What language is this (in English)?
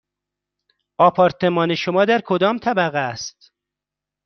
Persian